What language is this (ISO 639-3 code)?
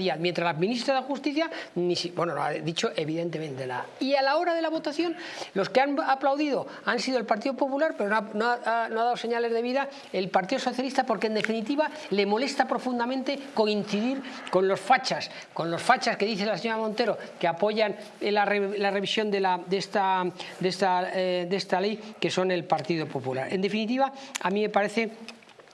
spa